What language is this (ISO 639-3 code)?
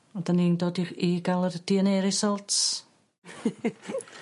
cym